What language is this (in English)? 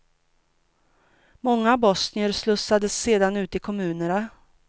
Swedish